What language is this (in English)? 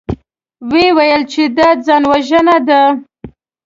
Pashto